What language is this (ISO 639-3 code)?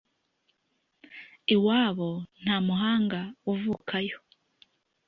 kin